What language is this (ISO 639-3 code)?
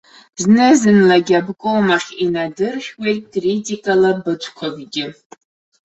abk